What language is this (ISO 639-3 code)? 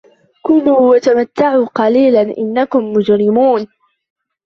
ara